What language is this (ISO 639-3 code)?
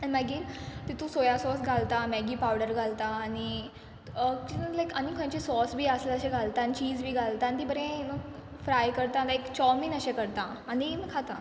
kok